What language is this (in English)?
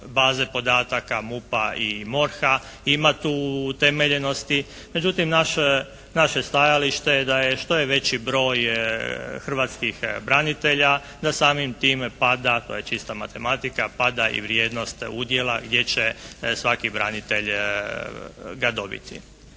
Croatian